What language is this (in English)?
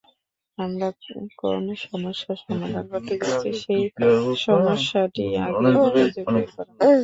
Bangla